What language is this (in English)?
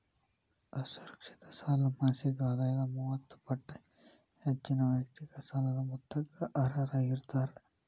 Kannada